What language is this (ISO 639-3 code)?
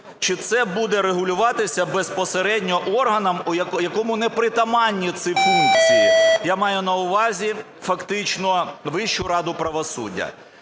ukr